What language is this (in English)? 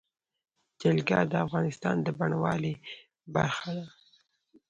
Pashto